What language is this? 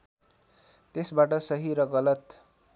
Nepali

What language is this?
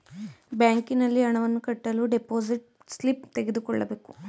Kannada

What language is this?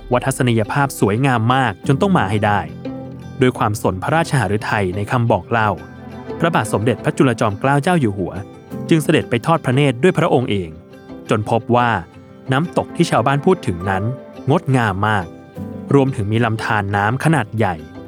Thai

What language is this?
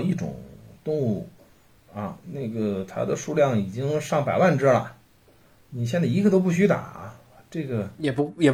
Chinese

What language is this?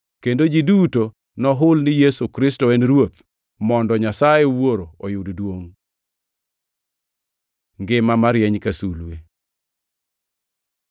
Luo (Kenya and Tanzania)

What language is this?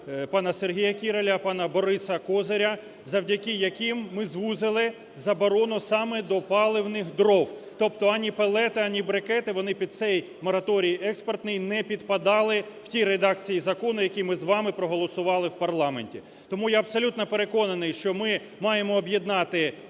Ukrainian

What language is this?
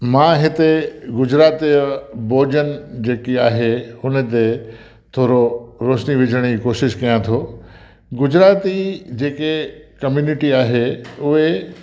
Sindhi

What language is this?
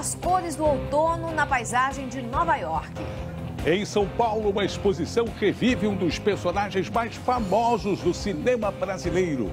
Portuguese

